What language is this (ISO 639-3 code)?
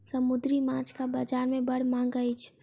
mai